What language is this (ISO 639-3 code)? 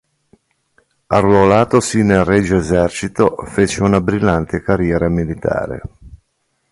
ita